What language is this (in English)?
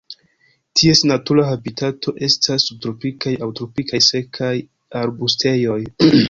Esperanto